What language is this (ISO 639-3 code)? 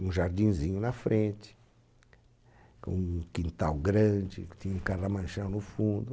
por